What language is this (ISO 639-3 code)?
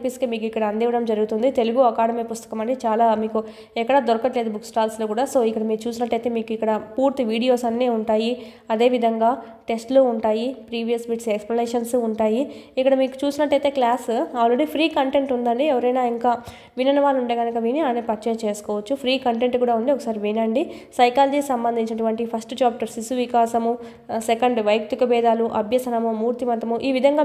tel